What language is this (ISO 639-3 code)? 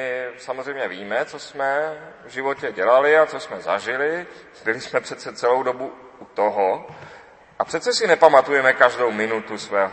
ces